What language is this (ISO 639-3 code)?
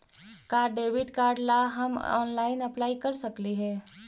mag